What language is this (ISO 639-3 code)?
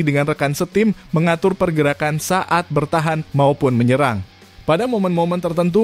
ind